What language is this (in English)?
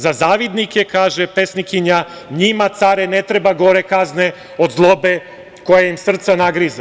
Serbian